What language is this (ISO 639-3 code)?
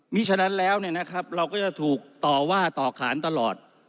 tha